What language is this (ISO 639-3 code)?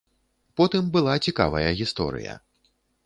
bel